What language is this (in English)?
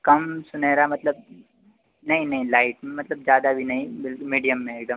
Hindi